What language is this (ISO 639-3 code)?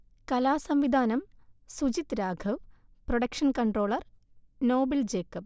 mal